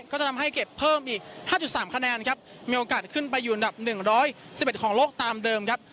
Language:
Thai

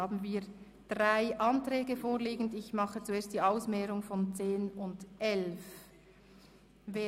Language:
Swiss German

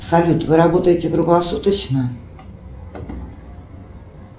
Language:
Russian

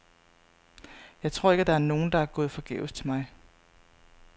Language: Danish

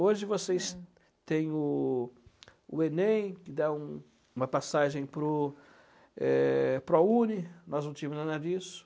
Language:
Portuguese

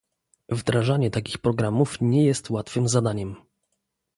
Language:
Polish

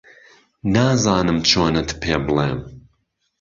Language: Central Kurdish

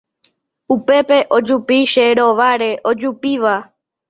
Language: Guarani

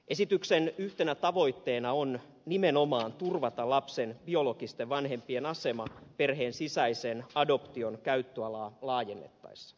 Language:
Finnish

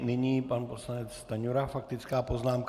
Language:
Czech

